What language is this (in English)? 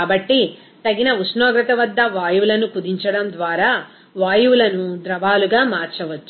Telugu